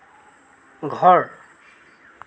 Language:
Assamese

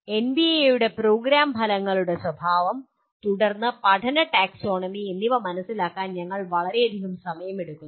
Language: Malayalam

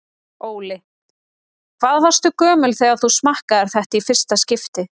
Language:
Icelandic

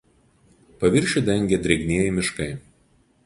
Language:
Lithuanian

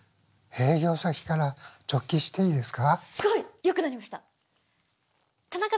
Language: Japanese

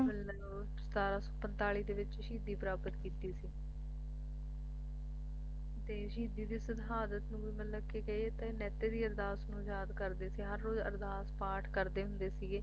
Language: Punjabi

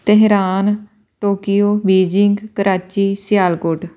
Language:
Punjabi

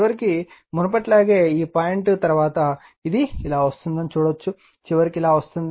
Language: Telugu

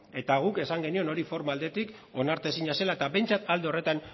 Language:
Basque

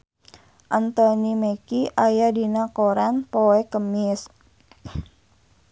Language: Sundanese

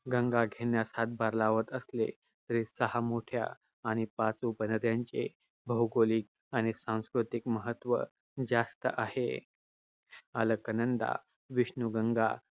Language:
Marathi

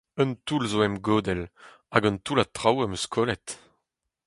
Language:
Breton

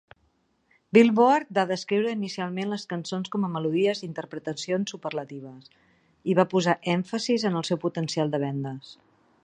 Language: Catalan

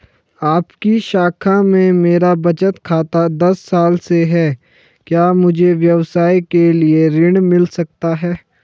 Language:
Hindi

